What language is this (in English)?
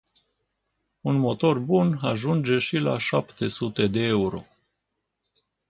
Romanian